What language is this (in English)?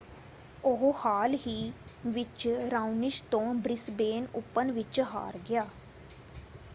Punjabi